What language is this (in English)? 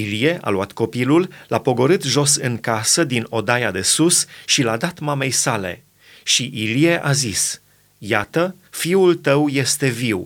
Romanian